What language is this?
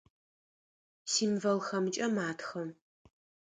Adyghe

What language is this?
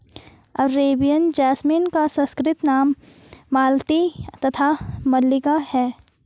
Hindi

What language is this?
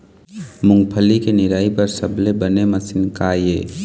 Chhattisgarhi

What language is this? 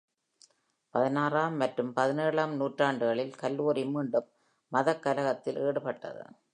Tamil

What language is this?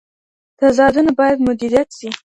Pashto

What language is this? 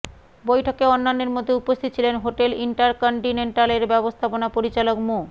Bangla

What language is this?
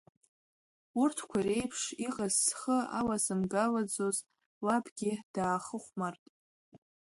Abkhazian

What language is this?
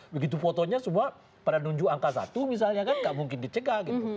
Indonesian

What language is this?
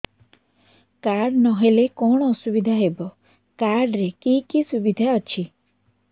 Odia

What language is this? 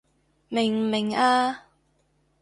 Cantonese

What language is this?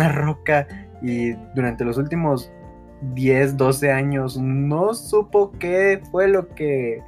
Spanish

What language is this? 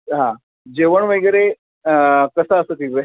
Marathi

